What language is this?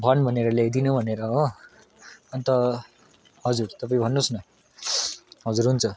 Nepali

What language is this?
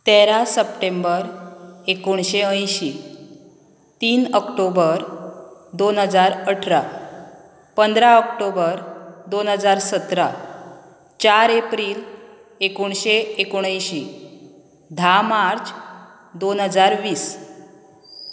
Konkani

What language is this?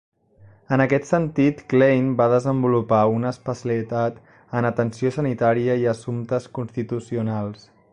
Catalan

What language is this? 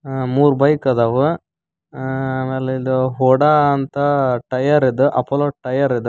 Kannada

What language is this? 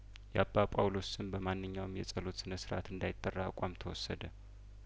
Amharic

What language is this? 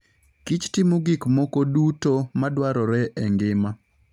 Luo (Kenya and Tanzania)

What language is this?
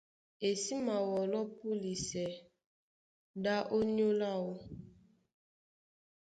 Duala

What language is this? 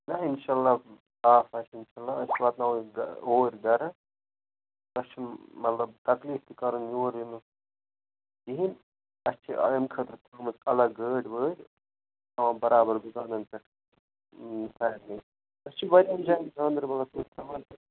Kashmiri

